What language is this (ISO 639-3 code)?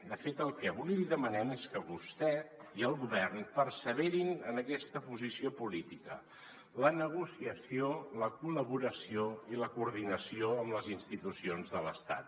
cat